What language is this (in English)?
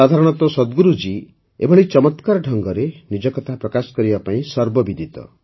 Odia